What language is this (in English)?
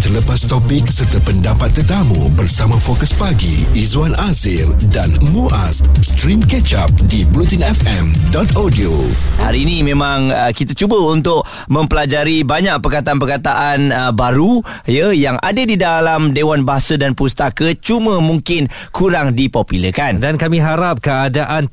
Malay